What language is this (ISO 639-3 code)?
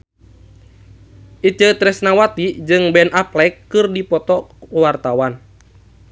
sun